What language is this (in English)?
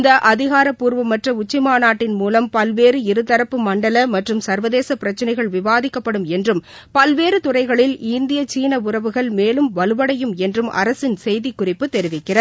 Tamil